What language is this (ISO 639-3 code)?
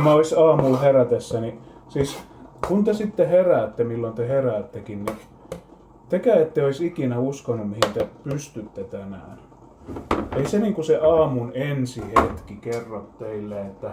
fin